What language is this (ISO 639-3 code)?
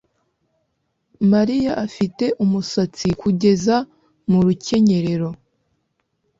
kin